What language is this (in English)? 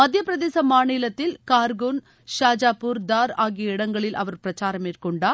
Tamil